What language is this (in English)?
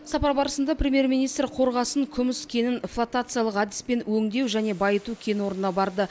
Kazakh